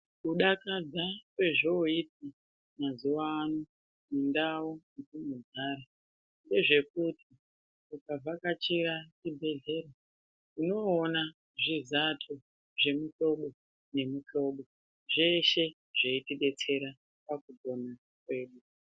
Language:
Ndau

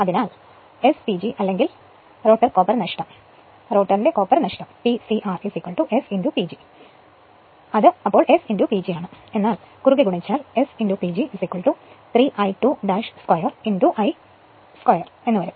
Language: Malayalam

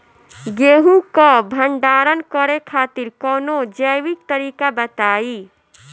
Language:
Bhojpuri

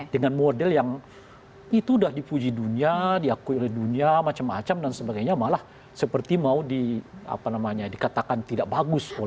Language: Indonesian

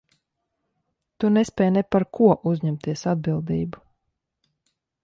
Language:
Latvian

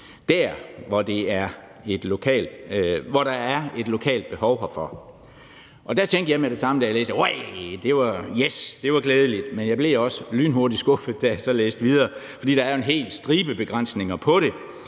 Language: Danish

